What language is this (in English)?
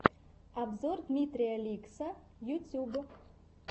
Russian